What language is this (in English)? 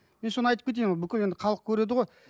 Kazakh